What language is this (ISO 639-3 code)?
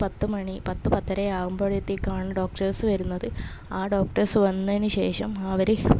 mal